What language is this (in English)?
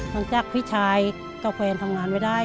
Thai